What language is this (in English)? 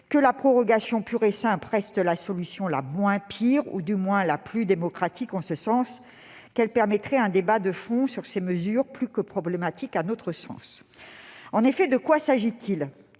French